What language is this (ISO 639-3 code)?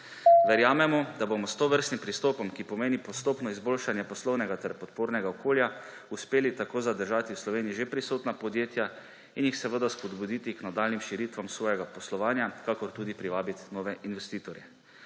slv